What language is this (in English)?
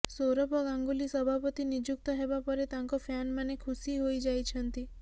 Odia